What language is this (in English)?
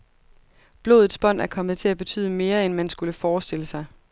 Danish